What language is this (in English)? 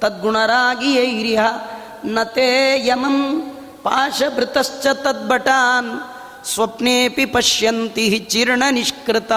Kannada